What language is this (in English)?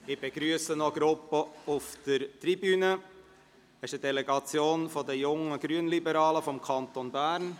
Swiss German